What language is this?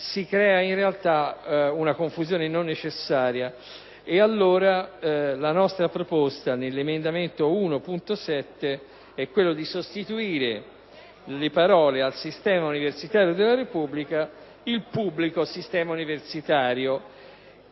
Italian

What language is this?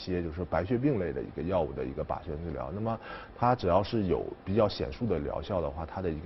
Chinese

